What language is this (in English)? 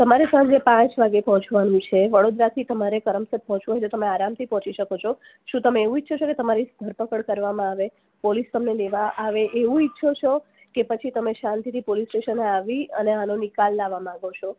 Gujarati